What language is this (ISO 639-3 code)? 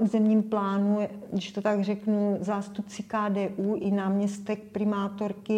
ces